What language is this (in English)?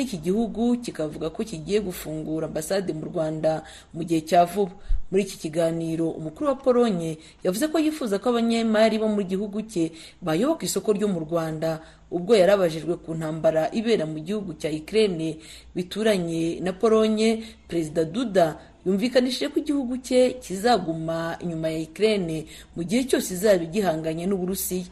Swahili